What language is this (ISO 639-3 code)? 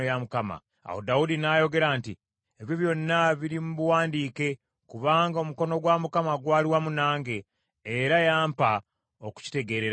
lug